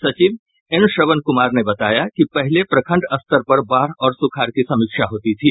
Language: Hindi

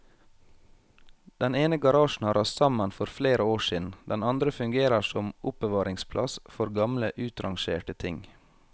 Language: Norwegian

